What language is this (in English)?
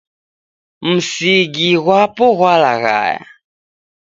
Taita